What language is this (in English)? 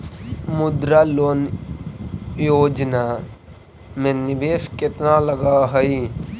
Magahi